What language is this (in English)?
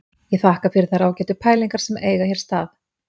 Icelandic